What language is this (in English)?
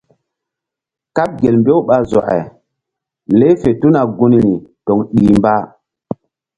Mbum